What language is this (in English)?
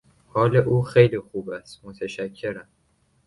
Persian